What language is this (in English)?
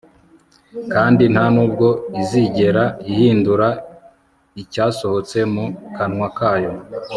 Kinyarwanda